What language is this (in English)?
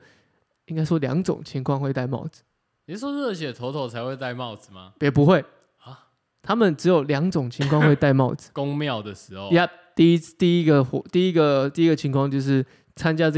Chinese